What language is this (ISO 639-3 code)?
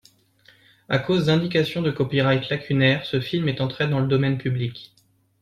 fra